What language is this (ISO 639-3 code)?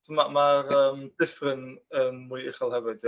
cym